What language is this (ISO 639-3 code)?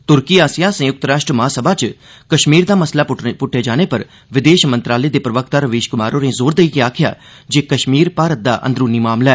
doi